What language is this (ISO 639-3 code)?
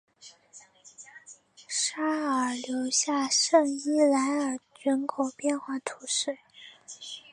zho